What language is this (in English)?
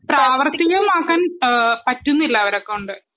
Malayalam